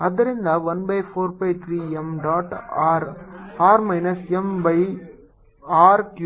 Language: Kannada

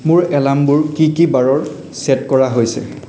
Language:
Assamese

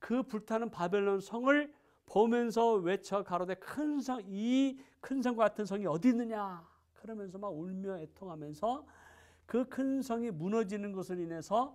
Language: Korean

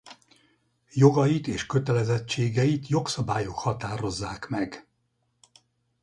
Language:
Hungarian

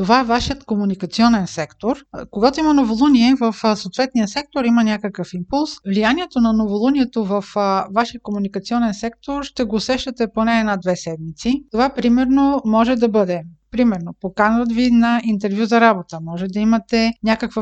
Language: Bulgarian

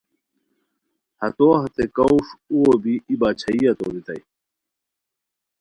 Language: Khowar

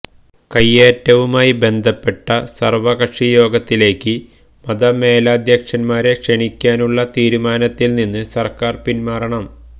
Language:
Malayalam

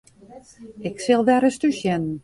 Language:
Western Frisian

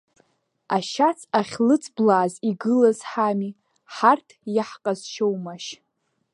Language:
Abkhazian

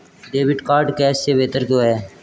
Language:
Hindi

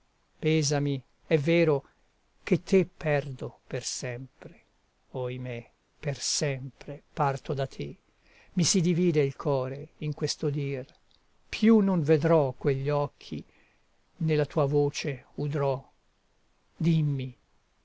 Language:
Italian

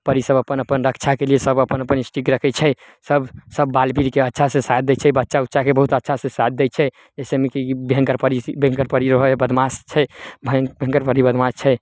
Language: Maithili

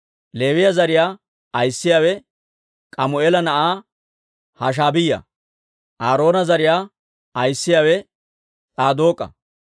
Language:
Dawro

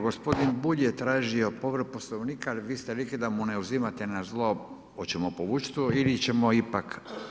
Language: Croatian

